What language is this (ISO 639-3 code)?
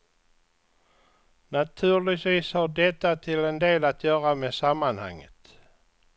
swe